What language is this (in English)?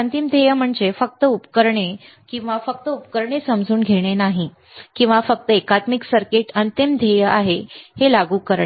Marathi